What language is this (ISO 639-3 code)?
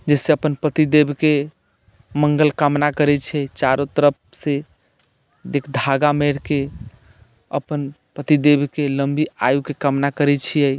mai